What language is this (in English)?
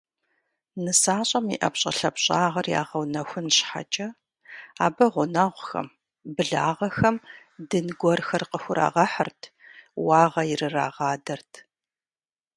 Kabardian